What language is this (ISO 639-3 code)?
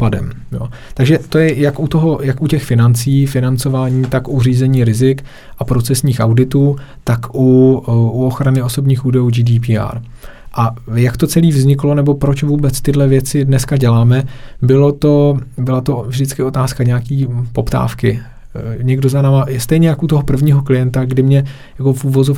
ces